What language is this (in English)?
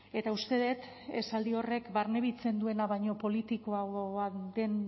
Basque